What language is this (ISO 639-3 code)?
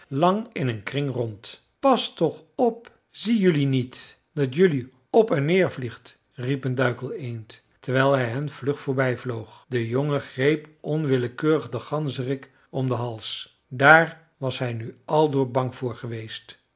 nld